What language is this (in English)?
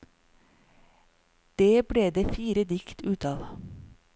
Norwegian